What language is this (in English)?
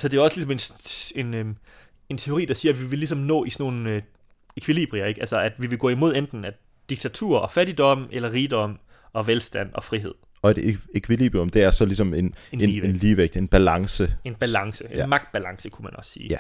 Danish